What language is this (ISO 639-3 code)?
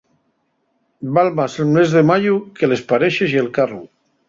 ast